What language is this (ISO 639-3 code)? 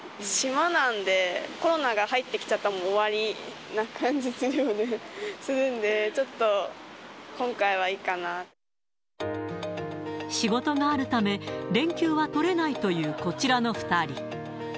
jpn